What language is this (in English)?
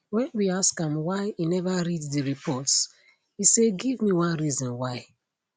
Nigerian Pidgin